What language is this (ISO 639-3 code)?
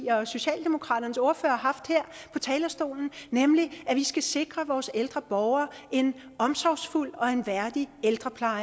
dan